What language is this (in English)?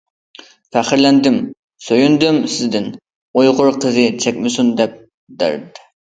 Uyghur